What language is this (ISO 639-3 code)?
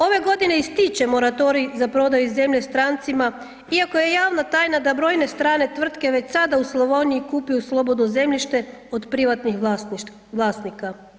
hrv